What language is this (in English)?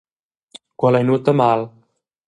Romansh